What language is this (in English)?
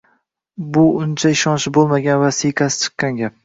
Uzbek